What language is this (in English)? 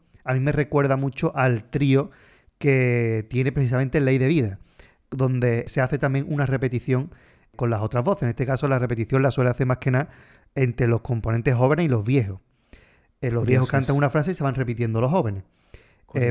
Spanish